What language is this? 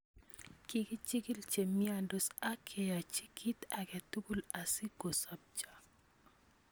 Kalenjin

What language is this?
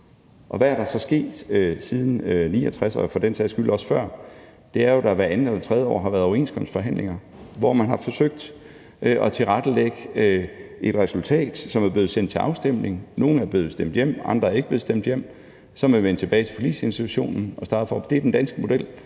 Danish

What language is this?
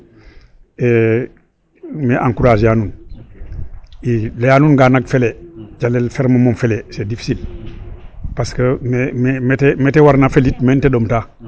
Serer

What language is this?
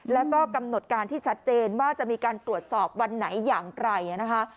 Thai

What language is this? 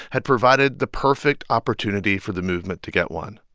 English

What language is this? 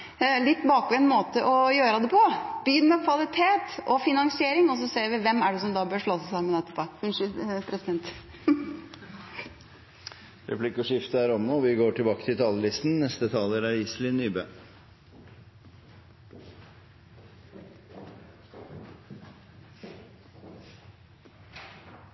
Norwegian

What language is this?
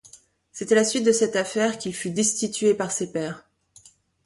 French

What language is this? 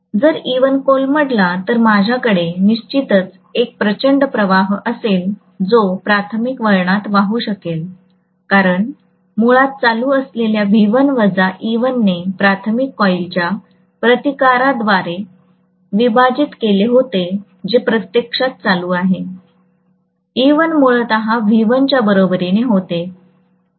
Marathi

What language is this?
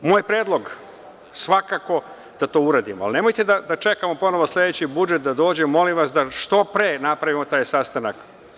Serbian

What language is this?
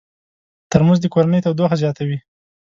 Pashto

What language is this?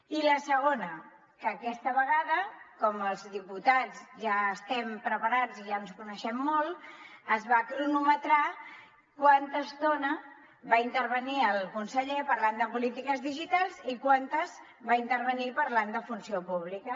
Catalan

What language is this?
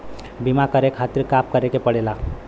Bhojpuri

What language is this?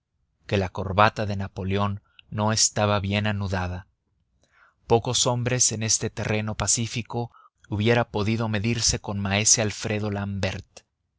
Spanish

